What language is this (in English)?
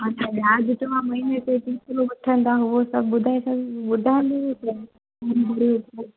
Sindhi